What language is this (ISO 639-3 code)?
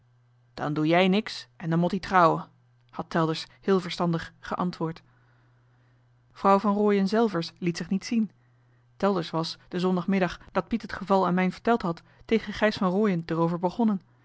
nld